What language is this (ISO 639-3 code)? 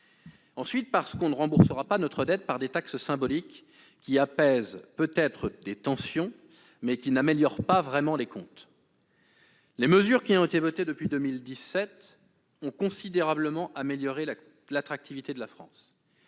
fra